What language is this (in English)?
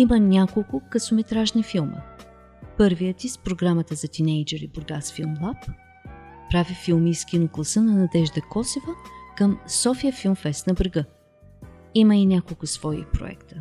Bulgarian